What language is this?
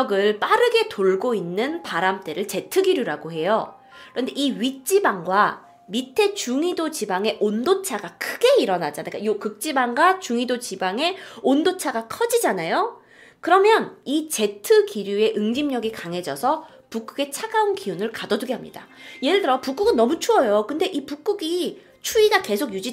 Korean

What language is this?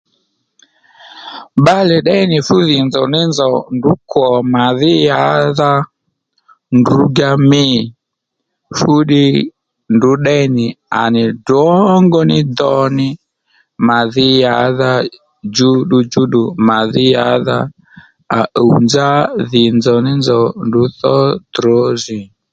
Lendu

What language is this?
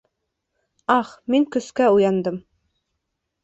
Bashkir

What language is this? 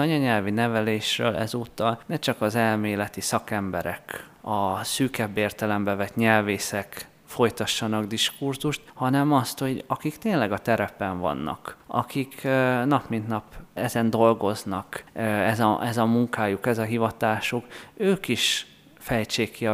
Hungarian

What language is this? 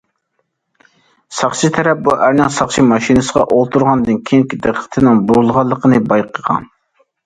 Uyghur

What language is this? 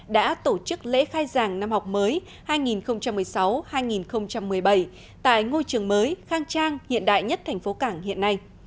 Vietnamese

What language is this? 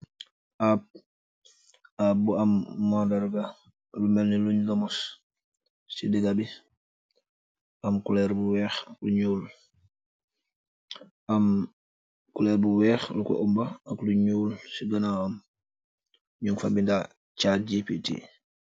Wolof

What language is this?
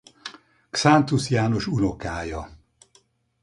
Hungarian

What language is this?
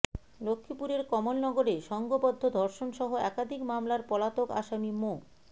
Bangla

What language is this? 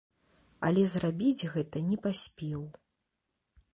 Belarusian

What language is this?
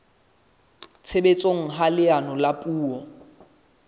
Southern Sotho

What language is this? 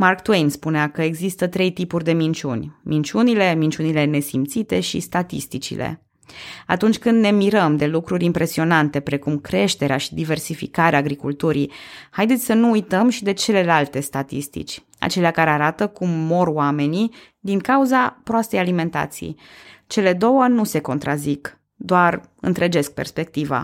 Romanian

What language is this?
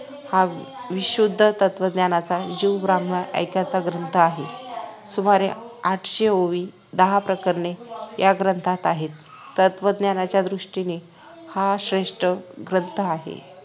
Marathi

